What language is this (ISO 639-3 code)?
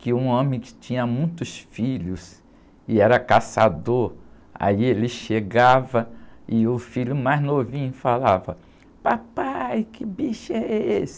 por